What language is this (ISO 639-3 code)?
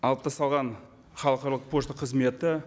kaz